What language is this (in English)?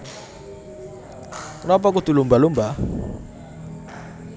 Javanese